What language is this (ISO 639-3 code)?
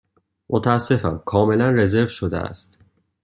fas